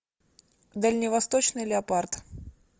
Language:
Russian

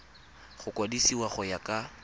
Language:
Tswana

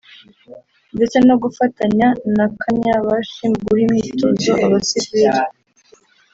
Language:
Kinyarwanda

